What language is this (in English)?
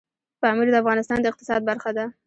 Pashto